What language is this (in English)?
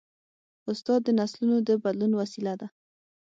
Pashto